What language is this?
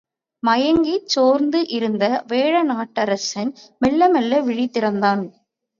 Tamil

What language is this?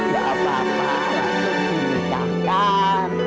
Indonesian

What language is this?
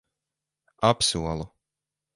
Latvian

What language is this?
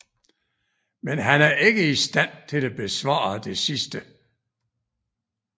Danish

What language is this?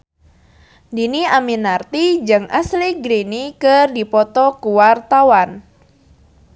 Sundanese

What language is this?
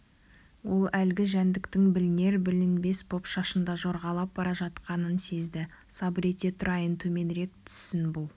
Kazakh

